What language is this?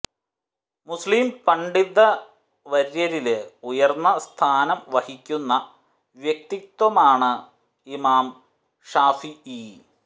Malayalam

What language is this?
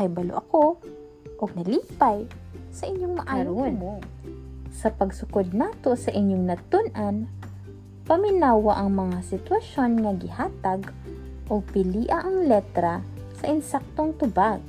Filipino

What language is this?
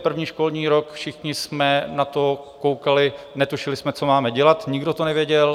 Czech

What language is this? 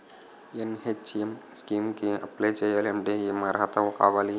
Telugu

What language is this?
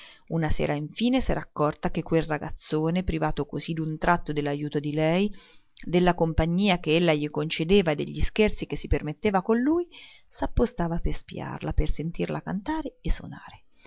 Italian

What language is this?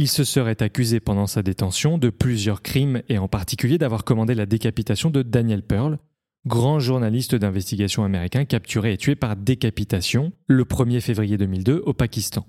French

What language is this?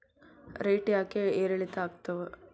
Kannada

